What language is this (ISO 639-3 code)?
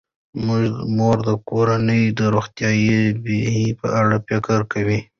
pus